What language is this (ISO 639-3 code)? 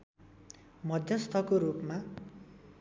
nep